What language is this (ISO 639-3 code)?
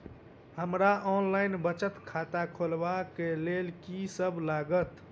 mai